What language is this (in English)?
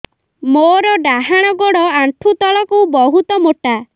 Odia